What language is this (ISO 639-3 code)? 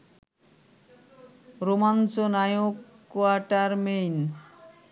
ben